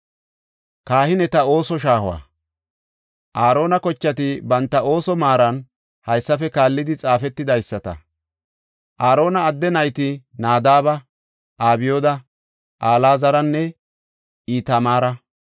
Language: Gofa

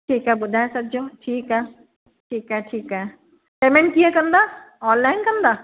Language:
Sindhi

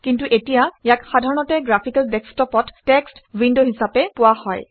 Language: Assamese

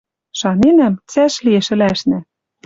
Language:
Western Mari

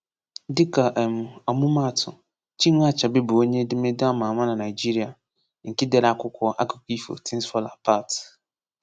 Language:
Igbo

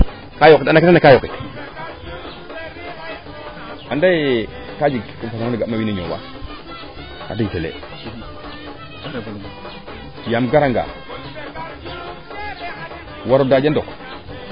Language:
Serer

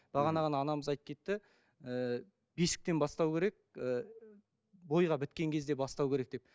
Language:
Kazakh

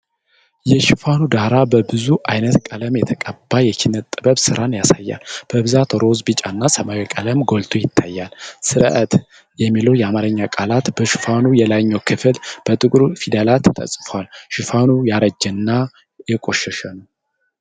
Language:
Amharic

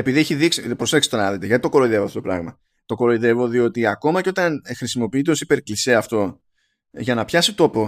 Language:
Greek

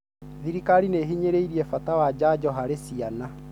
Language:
Kikuyu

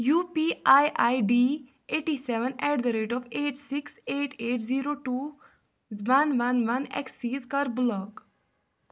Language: Kashmiri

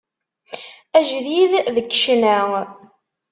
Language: Kabyle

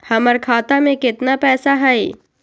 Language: Magahi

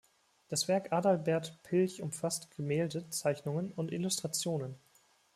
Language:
German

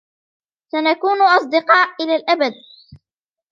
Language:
Arabic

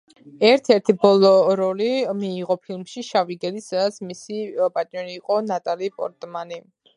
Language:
Georgian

